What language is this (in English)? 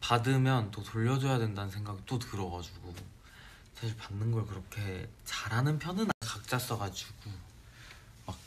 Korean